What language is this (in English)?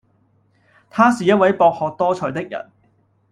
Cantonese